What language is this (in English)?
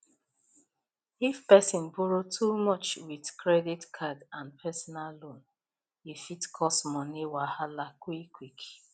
Nigerian Pidgin